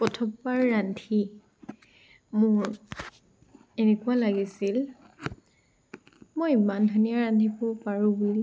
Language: Assamese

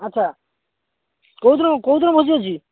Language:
Odia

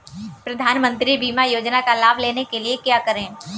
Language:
Hindi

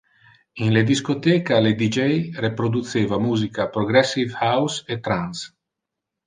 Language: Interlingua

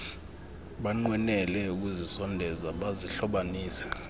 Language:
Xhosa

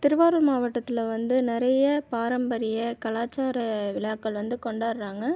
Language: Tamil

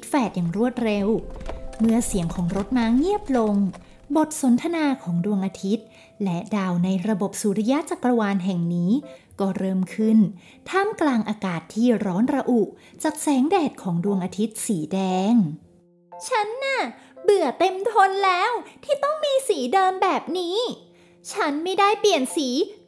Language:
Thai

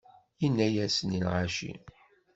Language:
Kabyle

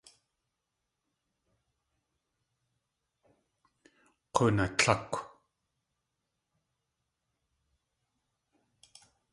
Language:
Tlingit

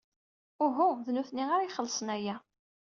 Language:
Kabyle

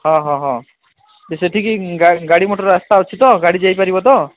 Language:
Odia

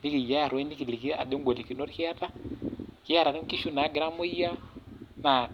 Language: Masai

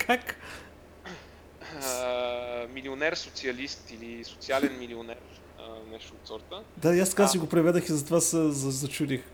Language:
Bulgarian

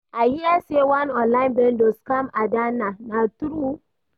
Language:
Nigerian Pidgin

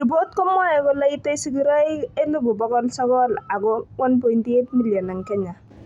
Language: Kalenjin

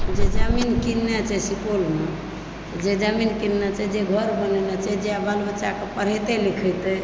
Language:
Maithili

